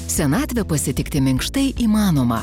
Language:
Lithuanian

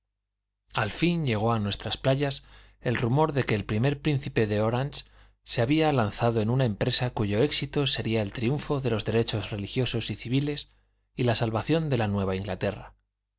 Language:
Spanish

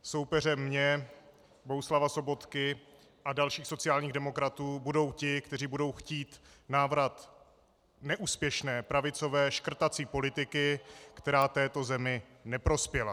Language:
Czech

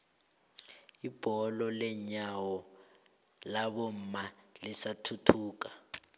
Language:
South Ndebele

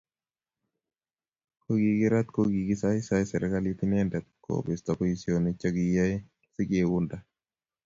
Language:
Kalenjin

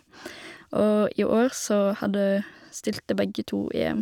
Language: Norwegian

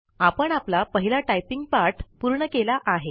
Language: Marathi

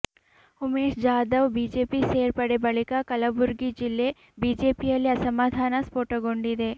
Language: Kannada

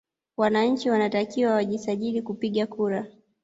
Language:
Swahili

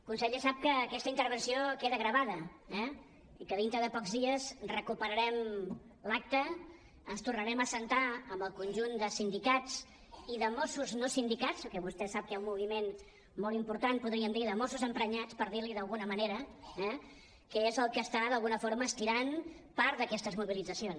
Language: Catalan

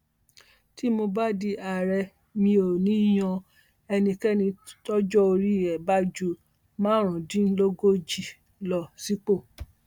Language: Yoruba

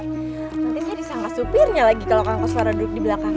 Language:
Indonesian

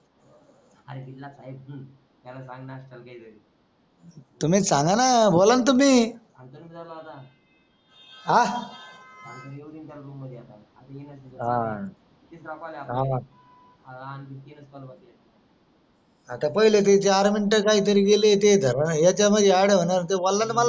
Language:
Marathi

